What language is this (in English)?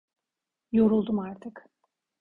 Turkish